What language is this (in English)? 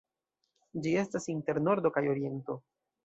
Esperanto